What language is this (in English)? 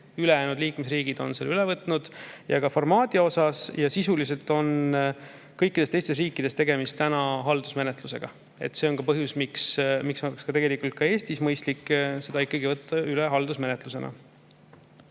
Estonian